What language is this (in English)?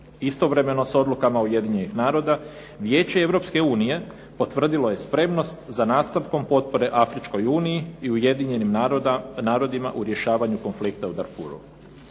Croatian